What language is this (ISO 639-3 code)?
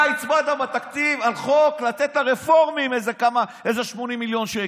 heb